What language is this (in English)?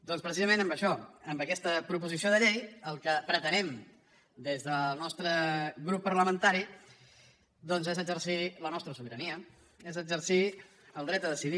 Catalan